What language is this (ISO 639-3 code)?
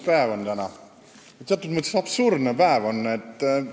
est